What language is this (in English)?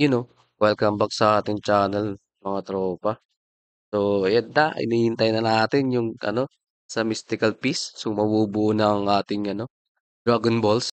Filipino